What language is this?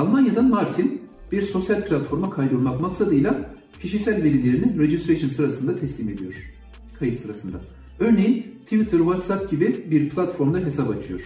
Turkish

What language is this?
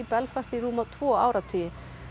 Icelandic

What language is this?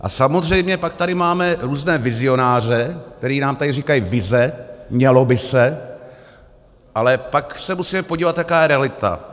Czech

